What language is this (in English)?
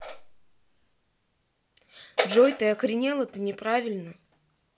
Russian